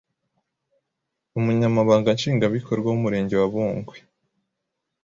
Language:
Kinyarwanda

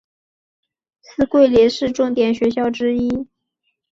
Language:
Chinese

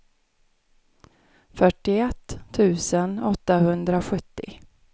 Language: Swedish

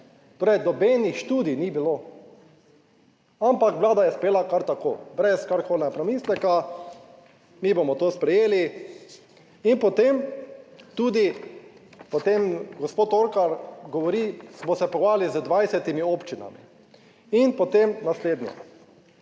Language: Slovenian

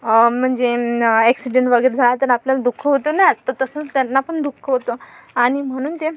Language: Marathi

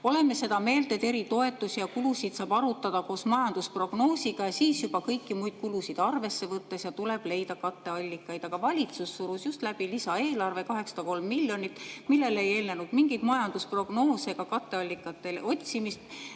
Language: Estonian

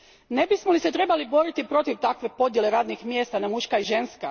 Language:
Croatian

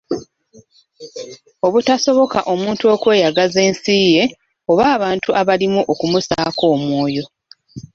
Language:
Ganda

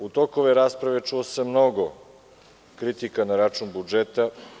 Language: Serbian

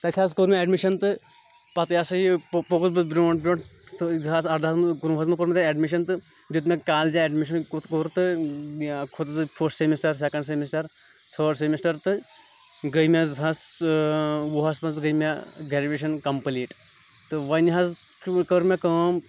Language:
Kashmiri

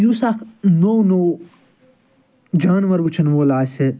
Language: Kashmiri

